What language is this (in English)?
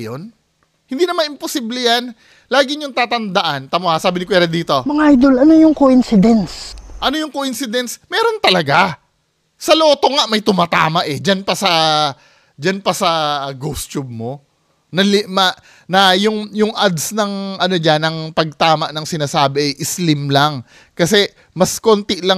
Filipino